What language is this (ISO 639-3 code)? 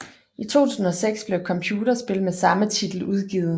dan